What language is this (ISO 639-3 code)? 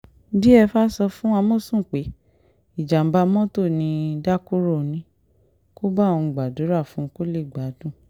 yor